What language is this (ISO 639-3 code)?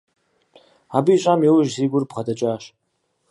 kbd